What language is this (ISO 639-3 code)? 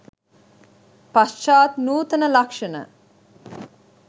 sin